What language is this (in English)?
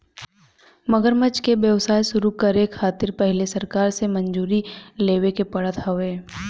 Bhojpuri